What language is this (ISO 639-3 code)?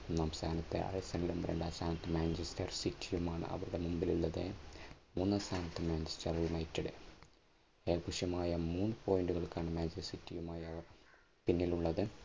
mal